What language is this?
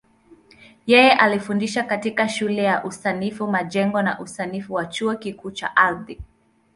Swahili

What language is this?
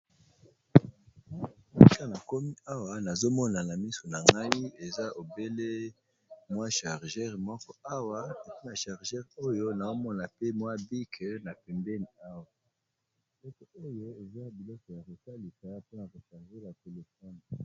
Lingala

